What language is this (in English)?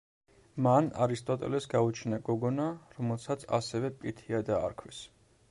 Georgian